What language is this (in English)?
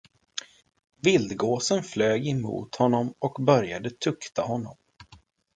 Swedish